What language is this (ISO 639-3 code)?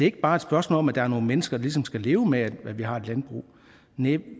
dan